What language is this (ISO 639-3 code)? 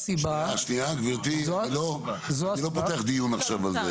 heb